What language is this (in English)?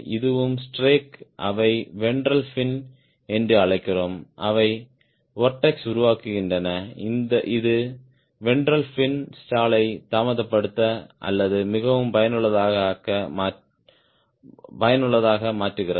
Tamil